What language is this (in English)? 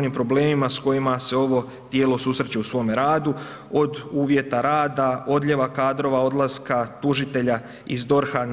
Croatian